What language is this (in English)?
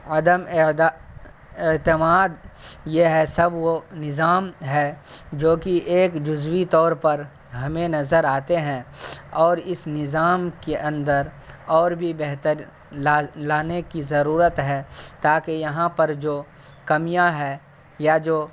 Urdu